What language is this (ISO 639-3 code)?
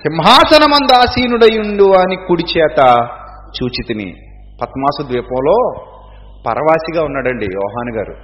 tel